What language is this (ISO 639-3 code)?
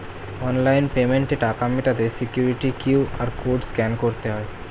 ben